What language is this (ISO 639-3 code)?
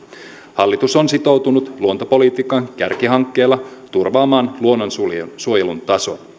fin